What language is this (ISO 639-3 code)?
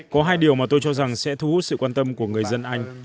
vie